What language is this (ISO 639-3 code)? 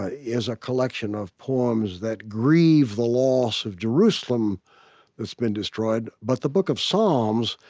eng